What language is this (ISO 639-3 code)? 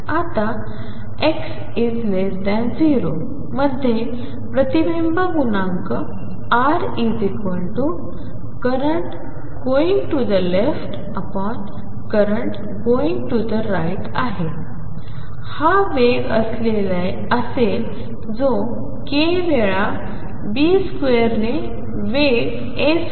mar